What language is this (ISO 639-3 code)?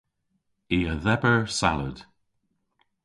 cor